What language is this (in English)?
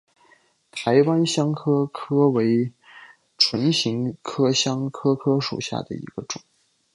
Chinese